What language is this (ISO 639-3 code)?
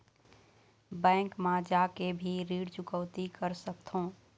hne